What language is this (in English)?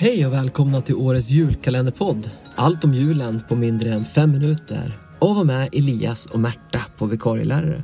Swedish